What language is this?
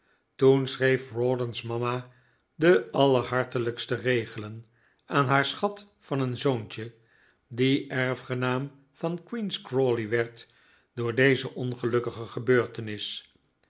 Dutch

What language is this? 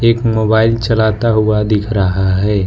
Hindi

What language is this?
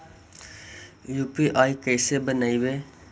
Magahi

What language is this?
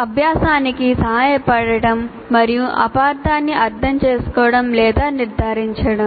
Telugu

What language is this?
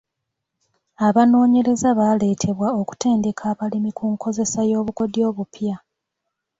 Ganda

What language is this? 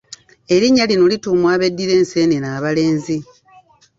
Ganda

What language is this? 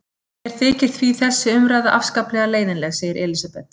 Icelandic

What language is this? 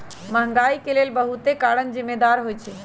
Magahi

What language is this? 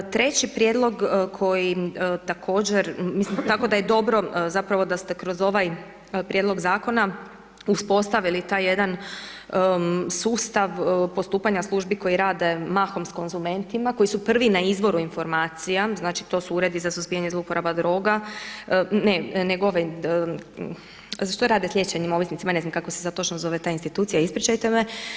Croatian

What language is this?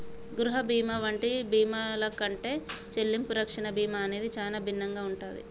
Telugu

